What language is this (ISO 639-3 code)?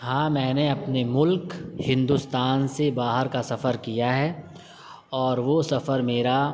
urd